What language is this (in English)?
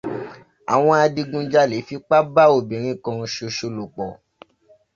Yoruba